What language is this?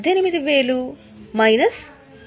Telugu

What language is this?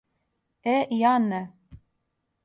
Serbian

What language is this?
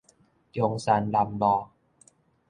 Min Nan Chinese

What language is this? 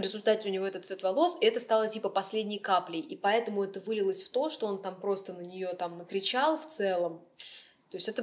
Russian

